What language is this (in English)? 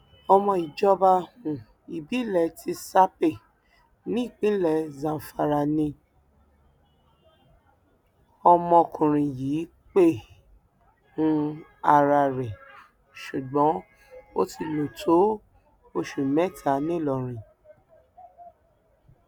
Yoruba